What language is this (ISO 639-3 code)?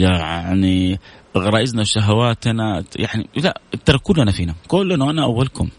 ara